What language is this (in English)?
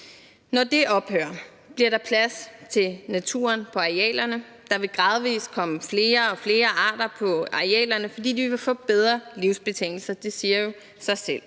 Danish